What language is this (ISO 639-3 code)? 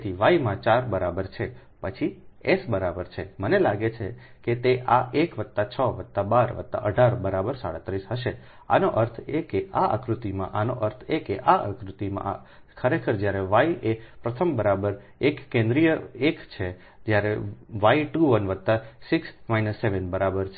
guj